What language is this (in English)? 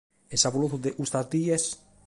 Sardinian